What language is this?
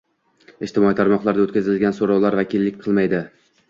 Uzbek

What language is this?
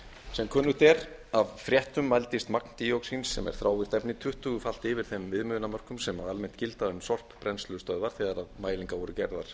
Icelandic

